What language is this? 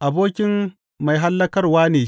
Hausa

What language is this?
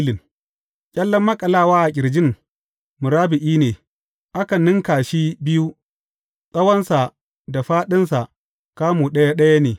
Hausa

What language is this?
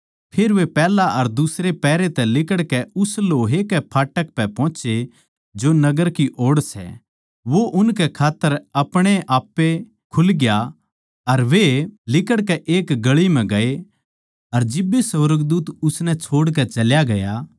Haryanvi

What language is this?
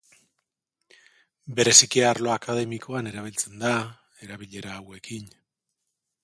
Basque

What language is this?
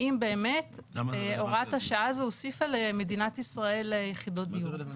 Hebrew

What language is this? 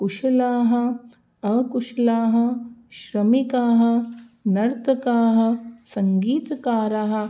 Sanskrit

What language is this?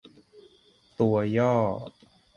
Thai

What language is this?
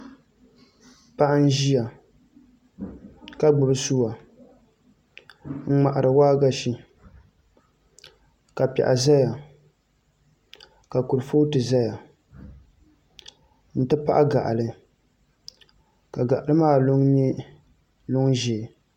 Dagbani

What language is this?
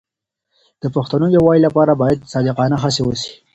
Pashto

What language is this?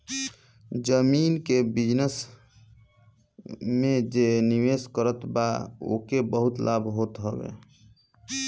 Bhojpuri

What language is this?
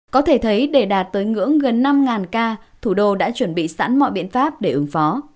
Vietnamese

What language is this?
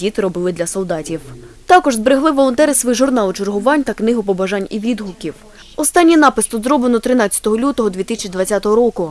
Ukrainian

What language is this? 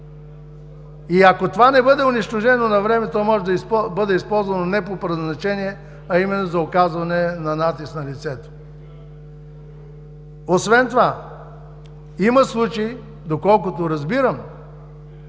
Bulgarian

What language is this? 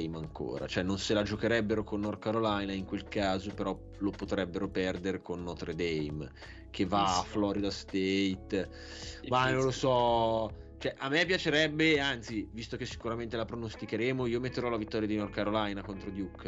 Italian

